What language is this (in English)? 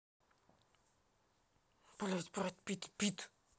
Russian